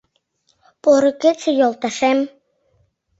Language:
Mari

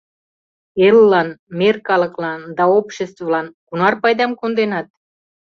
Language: Mari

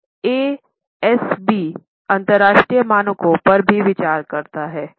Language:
Hindi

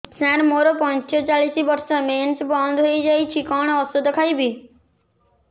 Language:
Odia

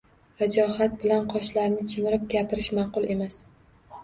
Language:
Uzbek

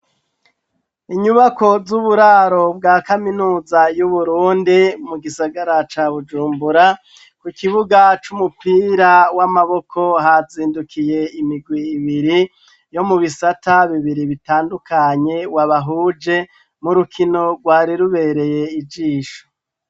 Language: Rundi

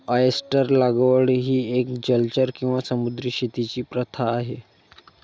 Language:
Marathi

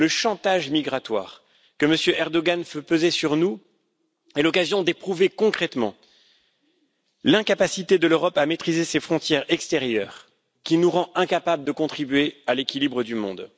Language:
French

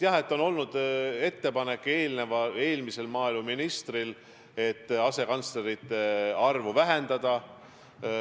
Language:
Estonian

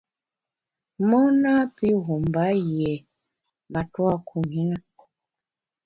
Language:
Bamun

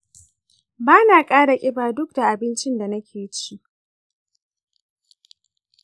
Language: Hausa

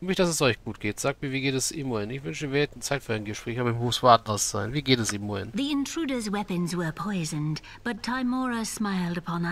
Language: German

